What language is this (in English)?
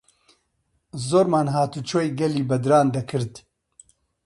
Central Kurdish